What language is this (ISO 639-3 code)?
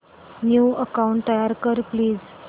mar